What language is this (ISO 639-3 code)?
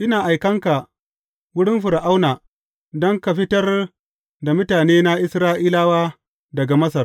hau